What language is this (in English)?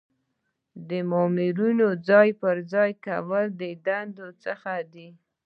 Pashto